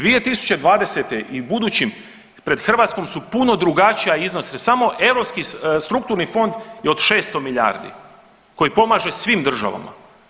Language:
Croatian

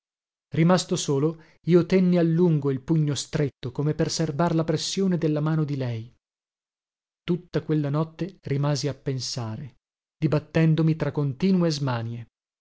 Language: Italian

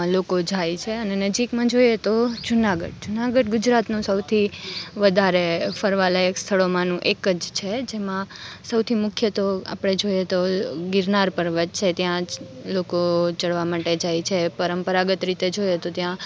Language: Gujarati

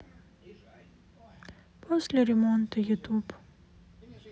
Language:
Russian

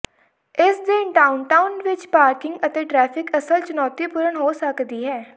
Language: Punjabi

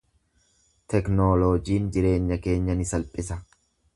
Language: Oromo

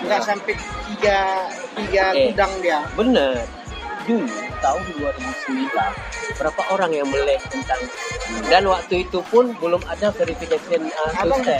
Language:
Indonesian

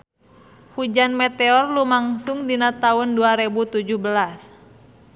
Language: Sundanese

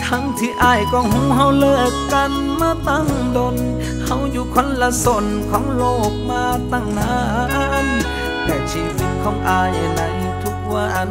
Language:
Thai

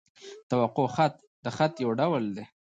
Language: Pashto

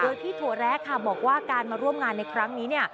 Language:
Thai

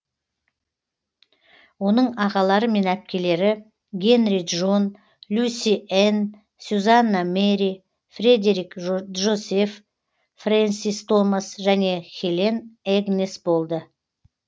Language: Kazakh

